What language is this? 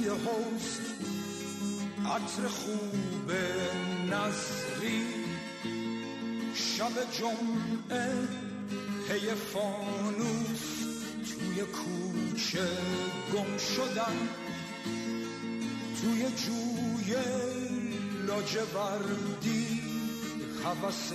Persian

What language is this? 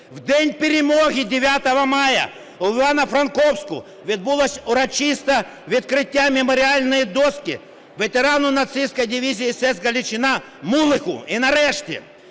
Ukrainian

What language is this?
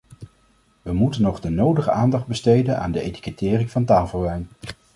Dutch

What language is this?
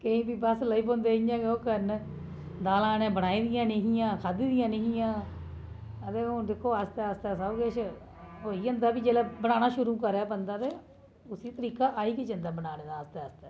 Dogri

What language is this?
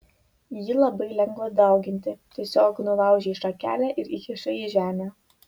Lithuanian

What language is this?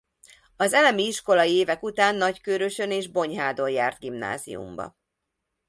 Hungarian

